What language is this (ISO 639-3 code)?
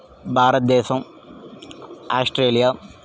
tel